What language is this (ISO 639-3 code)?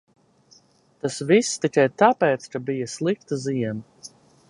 lav